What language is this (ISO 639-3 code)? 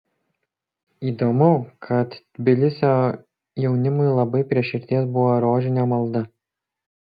lit